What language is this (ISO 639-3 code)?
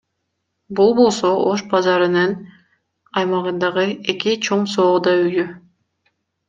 kir